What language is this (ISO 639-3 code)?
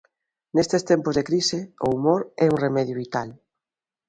glg